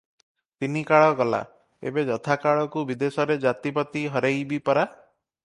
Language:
Odia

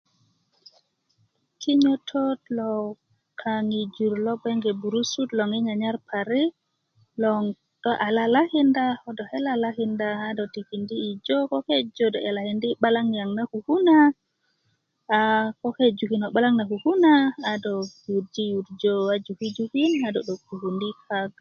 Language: Kuku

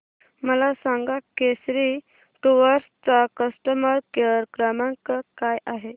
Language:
Marathi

